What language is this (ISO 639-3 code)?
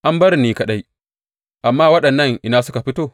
hau